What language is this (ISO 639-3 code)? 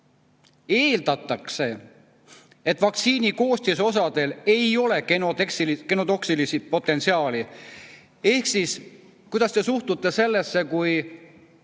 est